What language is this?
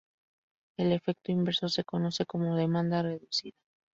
Spanish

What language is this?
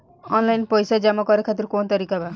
Bhojpuri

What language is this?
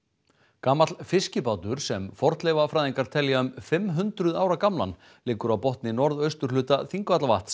Icelandic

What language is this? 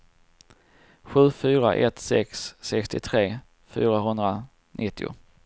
Swedish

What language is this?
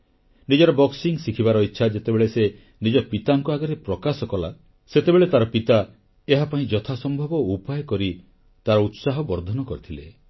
Odia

